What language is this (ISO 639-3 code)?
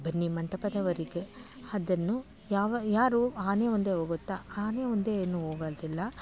kan